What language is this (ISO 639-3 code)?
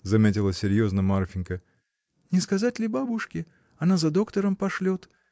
rus